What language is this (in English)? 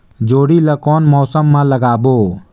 Chhattisgarhi